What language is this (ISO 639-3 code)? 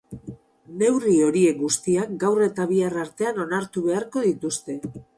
eus